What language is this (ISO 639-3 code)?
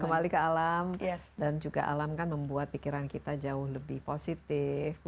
ind